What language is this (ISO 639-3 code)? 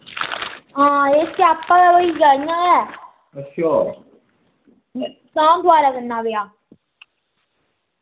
doi